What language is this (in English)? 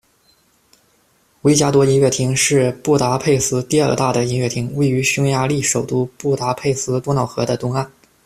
Chinese